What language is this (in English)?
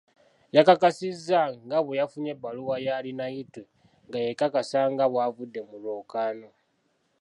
Ganda